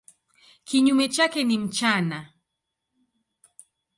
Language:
Swahili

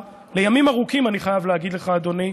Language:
Hebrew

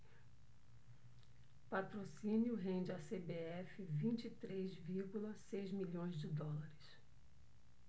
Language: Portuguese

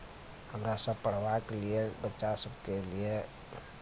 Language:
Maithili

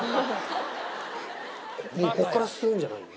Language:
Japanese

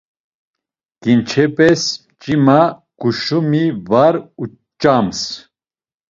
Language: Laz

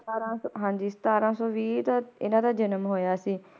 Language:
Punjabi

